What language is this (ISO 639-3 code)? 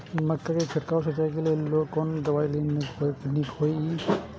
mai